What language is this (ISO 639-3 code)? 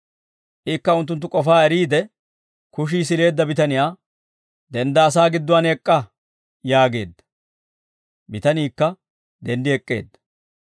dwr